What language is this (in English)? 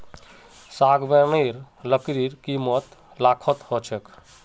Magahi